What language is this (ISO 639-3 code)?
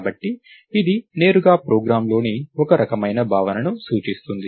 tel